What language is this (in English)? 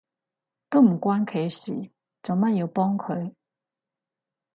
Cantonese